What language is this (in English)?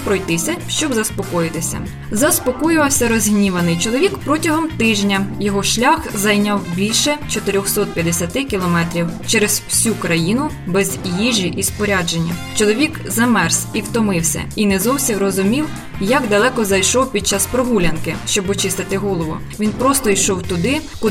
Ukrainian